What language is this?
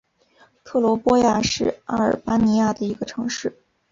Chinese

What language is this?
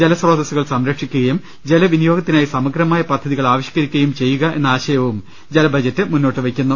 Malayalam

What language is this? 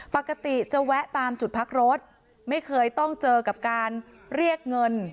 Thai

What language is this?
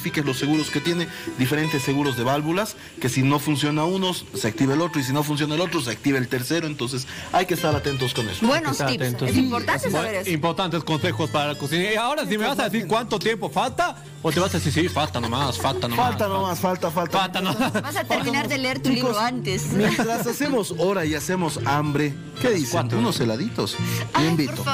Spanish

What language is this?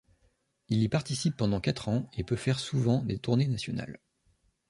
French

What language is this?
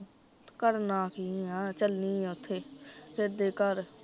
Punjabi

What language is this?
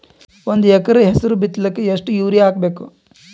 Kannada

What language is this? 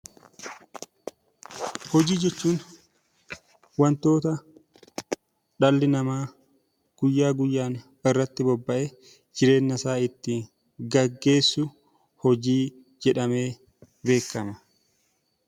Oromo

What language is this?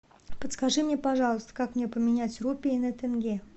Russian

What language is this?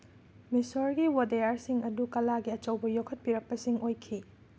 Manipuri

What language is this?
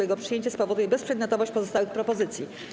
Polish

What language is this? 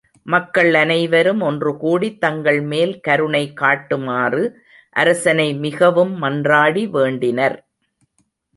Tamil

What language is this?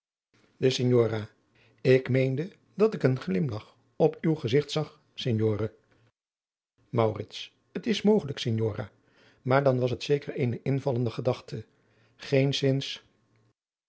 Dutch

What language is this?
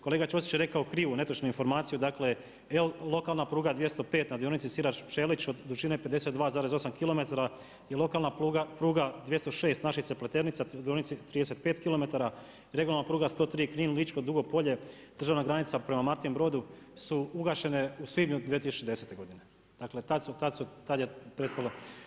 Croatian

